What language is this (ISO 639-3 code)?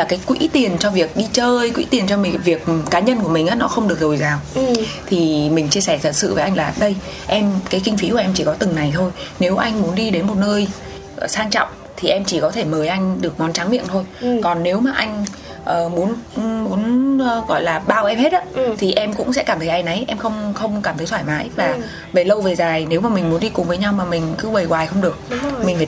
vie